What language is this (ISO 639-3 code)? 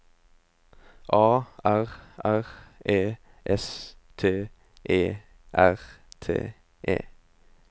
nor